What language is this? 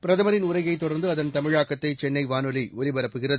Tamil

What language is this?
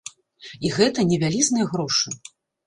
Belarusian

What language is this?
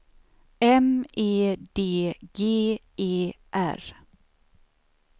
Swedish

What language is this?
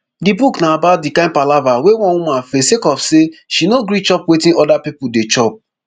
Nigerian Pidgin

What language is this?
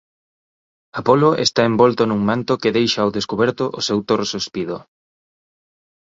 Galician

